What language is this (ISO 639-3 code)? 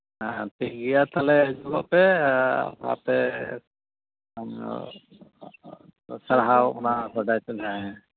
sat